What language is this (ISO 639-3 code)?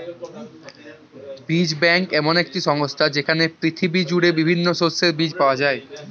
ben